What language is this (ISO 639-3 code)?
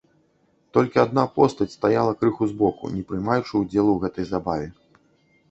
bel